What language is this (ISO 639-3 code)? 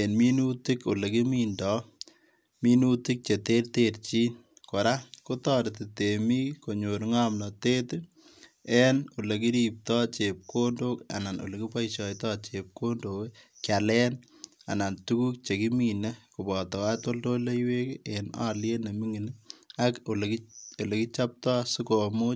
kln